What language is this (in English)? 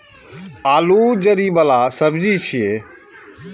Maithili